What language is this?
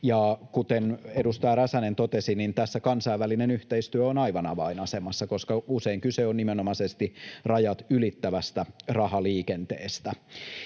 Finnish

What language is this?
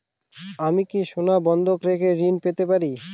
Bangla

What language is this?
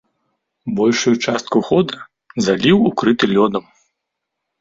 Belarusian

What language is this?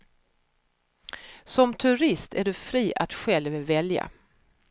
Swedish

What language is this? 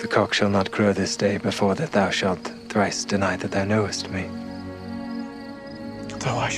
Slovak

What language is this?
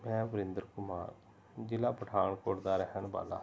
Punjabi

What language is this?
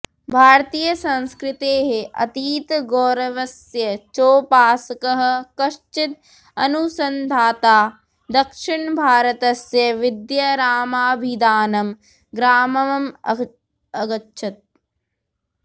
Sanskrit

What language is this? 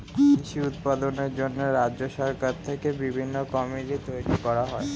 Bangla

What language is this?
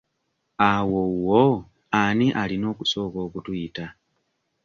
Ganda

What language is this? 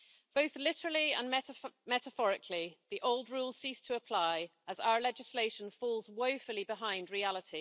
English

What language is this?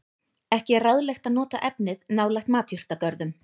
Icelandic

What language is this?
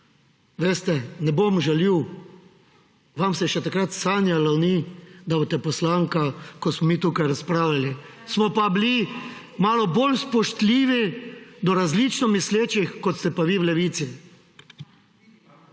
Slovenian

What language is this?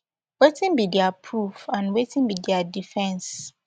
Nigerian Pidgin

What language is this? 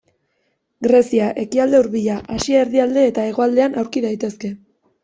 Basque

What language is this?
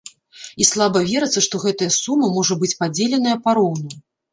Belarusian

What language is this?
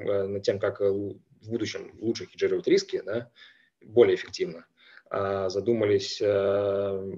Russian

